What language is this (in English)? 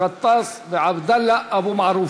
Hebrew